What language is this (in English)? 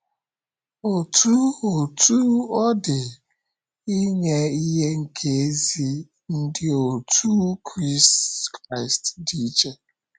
Igbo